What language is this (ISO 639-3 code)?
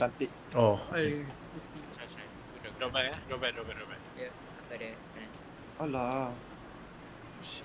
msa